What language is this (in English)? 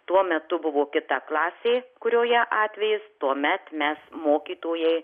Lithuanian